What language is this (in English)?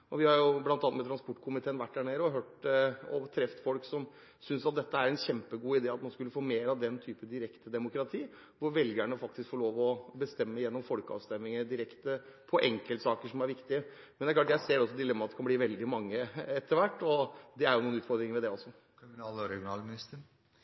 Norwegian Bokmål